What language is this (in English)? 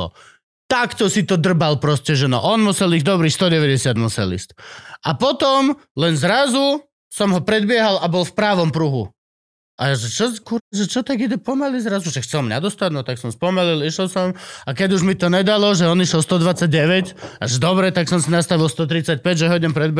Slovak